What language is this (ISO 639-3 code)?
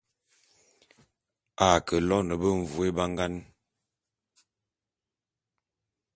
bum